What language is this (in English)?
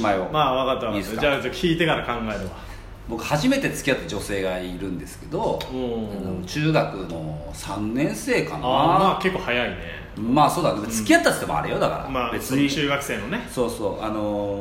Japanese